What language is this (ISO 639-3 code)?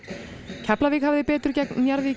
isl